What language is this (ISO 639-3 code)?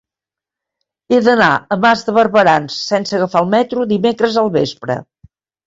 cat